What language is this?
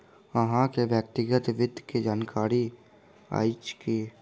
Maithili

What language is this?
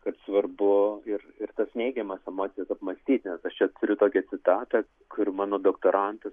Lithuanian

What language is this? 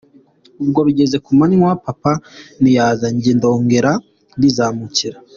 Kinyarwanda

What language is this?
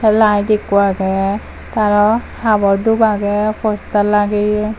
Chakma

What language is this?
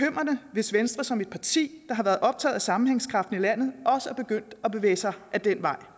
Danish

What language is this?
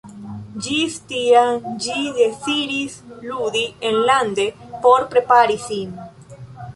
Esperanto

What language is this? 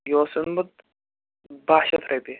Kashmiri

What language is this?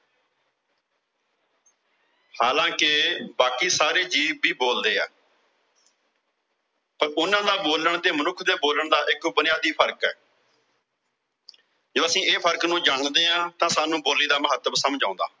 Punjabi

